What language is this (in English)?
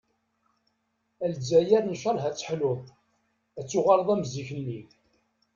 Kabyle